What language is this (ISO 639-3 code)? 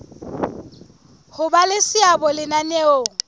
sot